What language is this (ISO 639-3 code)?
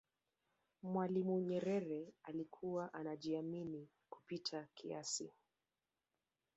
swa